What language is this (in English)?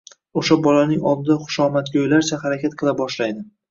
Uzbek